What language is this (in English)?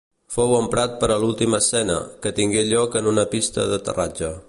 Catalan